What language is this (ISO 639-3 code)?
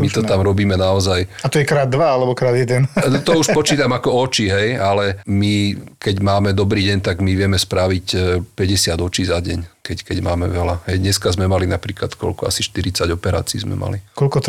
slk